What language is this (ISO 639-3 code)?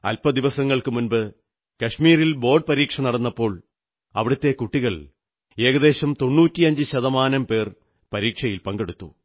mal